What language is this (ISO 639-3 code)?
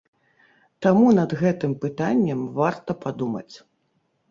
bel